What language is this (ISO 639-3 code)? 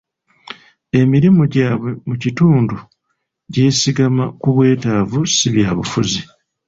lug